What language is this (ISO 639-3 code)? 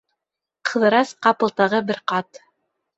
bak